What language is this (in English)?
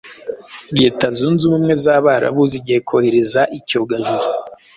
Kinyarwanda